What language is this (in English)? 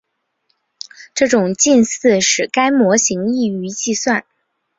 Chinese